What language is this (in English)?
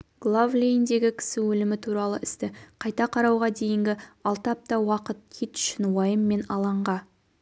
Kazakh